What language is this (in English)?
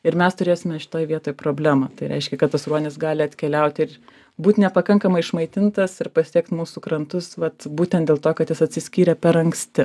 Lithuanian